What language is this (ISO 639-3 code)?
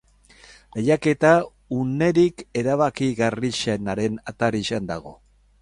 eus